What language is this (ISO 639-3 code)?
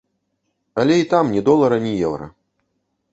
bel